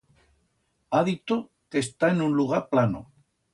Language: Aragonese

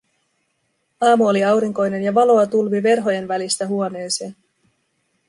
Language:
Finnish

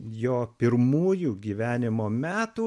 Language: Lithuanian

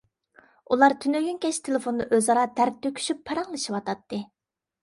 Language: Uyghur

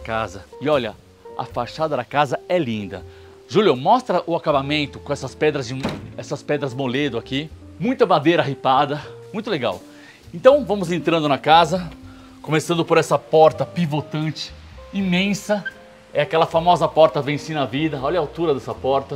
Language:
Portuguese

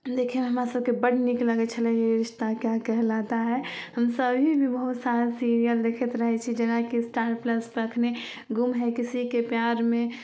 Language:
Maithili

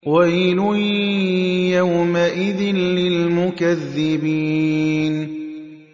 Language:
Arabic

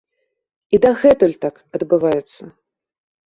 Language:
Belarusian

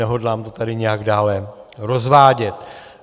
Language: Czech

